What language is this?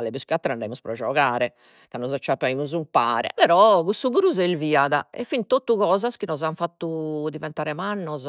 Sardinian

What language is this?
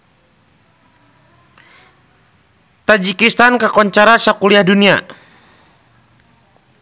Sundanese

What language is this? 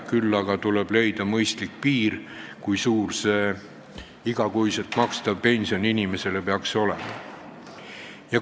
Estonian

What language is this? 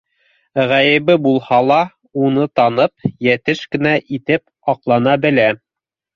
Bashkir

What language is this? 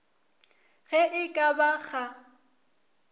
Northern Sotho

